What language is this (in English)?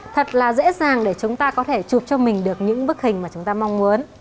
Vietnamese